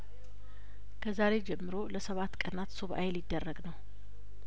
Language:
Amharic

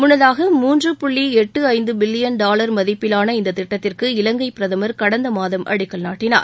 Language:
Tamil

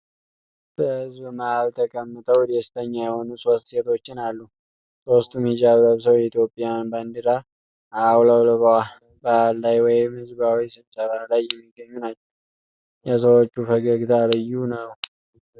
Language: Amharic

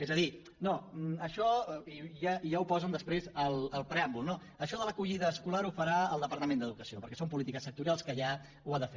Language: Catalan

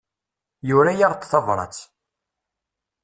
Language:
Kabyle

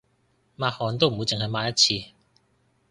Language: Cantonese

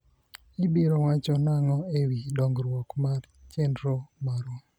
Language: Luo (Kenya and Tanzania)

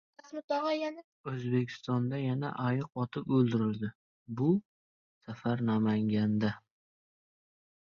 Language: Uzbek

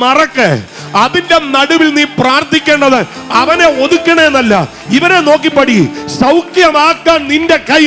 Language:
Arabic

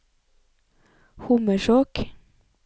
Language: Norwegian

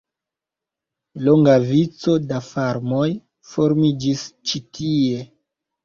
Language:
Esperanto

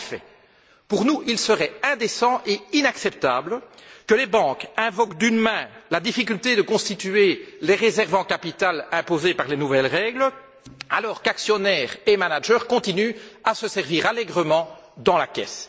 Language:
French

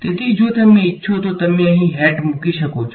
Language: Gujarati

